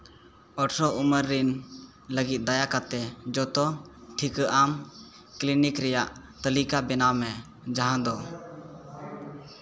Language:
Santali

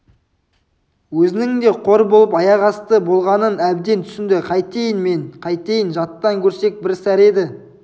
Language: Kazakh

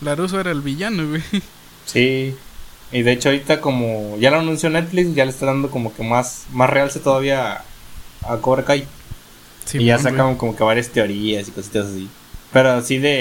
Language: Spanish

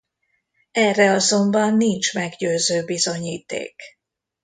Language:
Hungarian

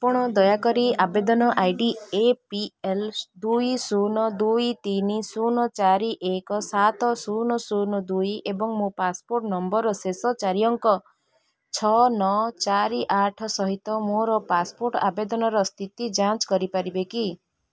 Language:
Odia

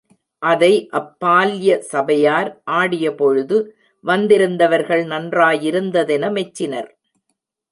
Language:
Tamil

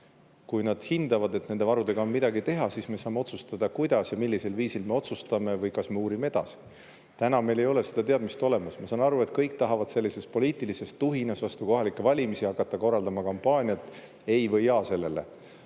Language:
Estonian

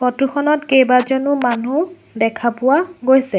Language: Assamese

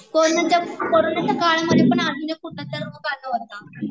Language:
Marathi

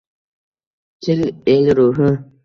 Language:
Uzbek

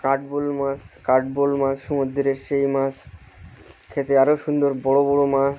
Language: Bangla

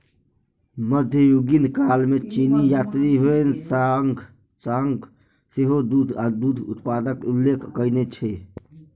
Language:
Maithili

